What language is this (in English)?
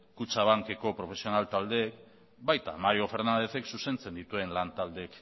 Basque